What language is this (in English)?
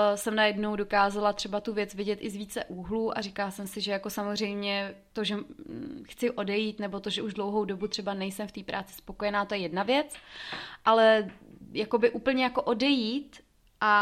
Czech